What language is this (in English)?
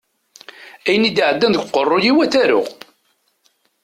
Kabyle